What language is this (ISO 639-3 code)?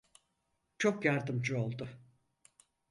tur